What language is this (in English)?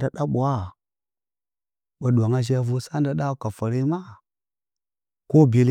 Bacama